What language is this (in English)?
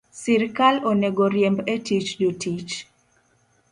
Luo (Kenya and Tanzania)